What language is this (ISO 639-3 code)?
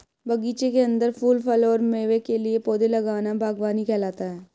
hin